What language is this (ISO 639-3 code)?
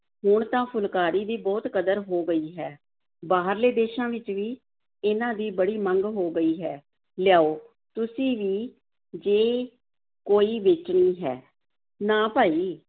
pan